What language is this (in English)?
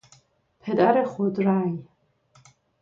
Persian